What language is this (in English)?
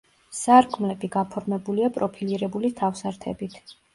Georgian